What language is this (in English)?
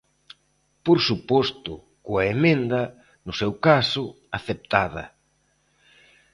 Galician